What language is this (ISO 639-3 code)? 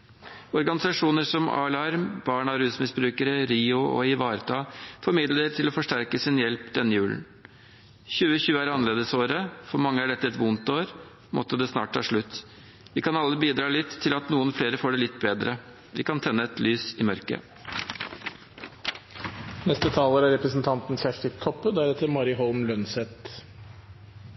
nor